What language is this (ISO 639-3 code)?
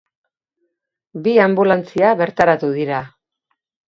eus